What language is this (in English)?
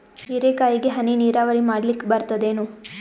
Kannada